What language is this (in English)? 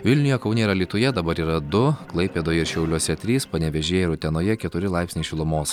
Lithuanian